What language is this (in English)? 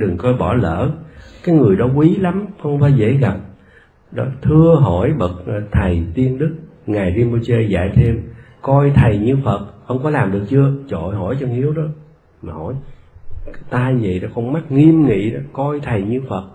Vietnamese